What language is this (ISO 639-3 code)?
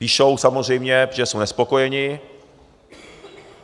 ces